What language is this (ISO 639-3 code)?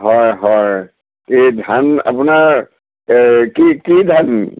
asm